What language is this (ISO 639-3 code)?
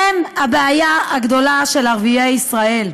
heb